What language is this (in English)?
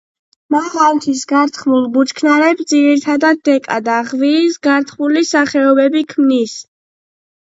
Georgian